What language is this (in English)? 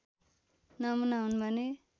Nepali